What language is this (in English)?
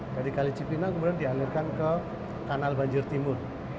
Indonesian